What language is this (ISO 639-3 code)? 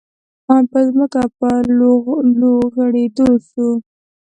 pus